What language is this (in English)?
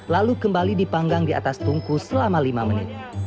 Indonesian